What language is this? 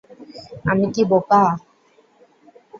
Bangla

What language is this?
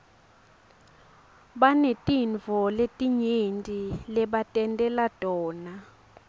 Swati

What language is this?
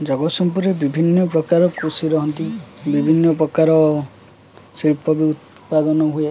Odia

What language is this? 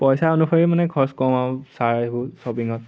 Assamese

